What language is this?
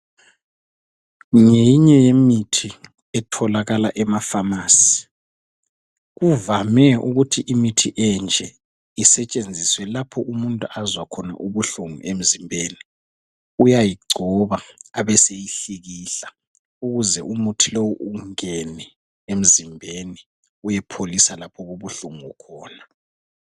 North Ndebele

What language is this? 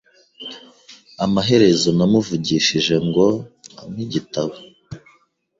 Kinyarwanda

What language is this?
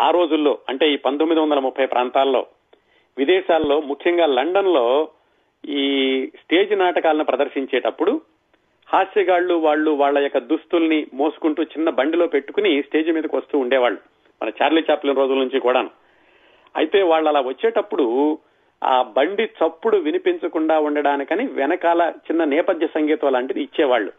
Telugu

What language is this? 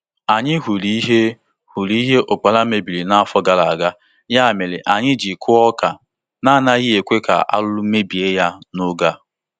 Igbo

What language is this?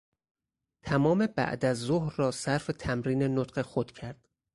Persian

